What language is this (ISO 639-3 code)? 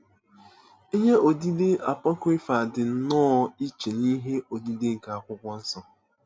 ibo